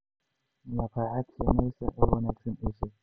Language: Somali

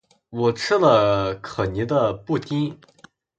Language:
Chinese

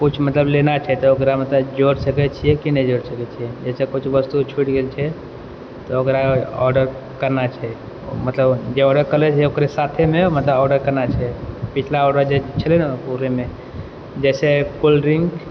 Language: Maithili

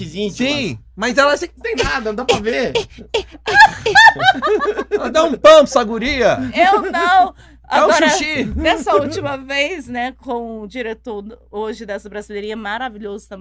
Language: Portuguese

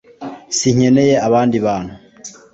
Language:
Kinyarwanda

